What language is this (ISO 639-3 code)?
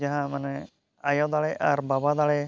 sat